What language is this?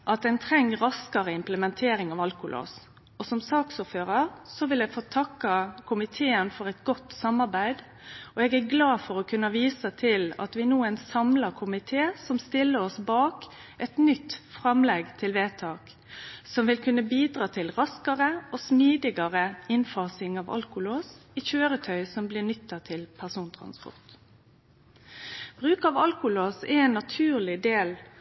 Norwegian Nynorsk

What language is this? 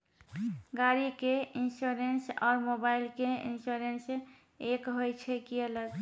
Maithili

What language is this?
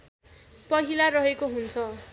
Nepali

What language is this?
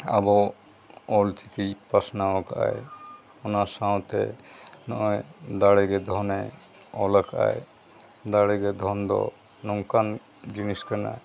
Santali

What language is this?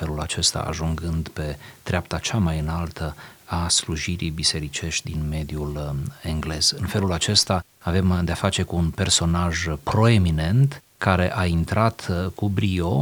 Romanian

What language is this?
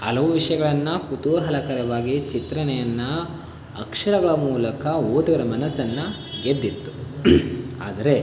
Kannada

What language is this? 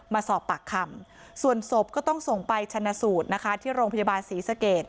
Thai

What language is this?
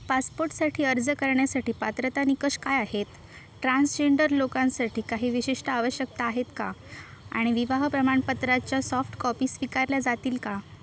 Marathi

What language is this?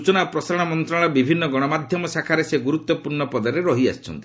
Odia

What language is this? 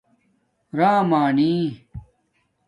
Domaaki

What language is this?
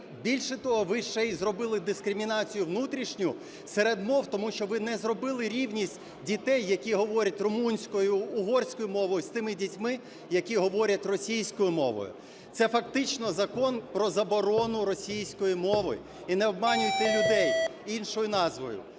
Ukrainian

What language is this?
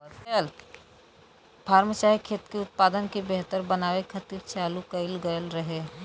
Bhojpuri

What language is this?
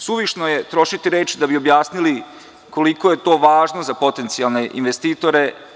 Serbian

